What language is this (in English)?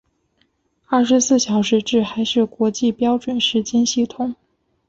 Chinese